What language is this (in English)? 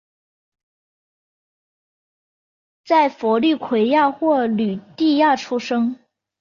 Chinese